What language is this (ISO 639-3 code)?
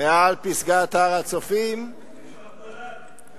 heb